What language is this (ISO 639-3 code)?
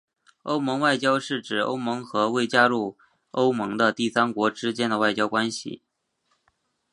zho